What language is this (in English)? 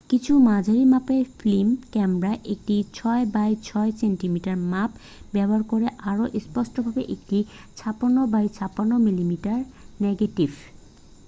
Bangla